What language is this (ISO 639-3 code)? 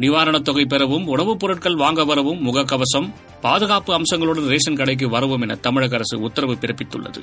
tam